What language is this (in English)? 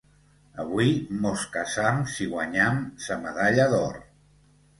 Catalan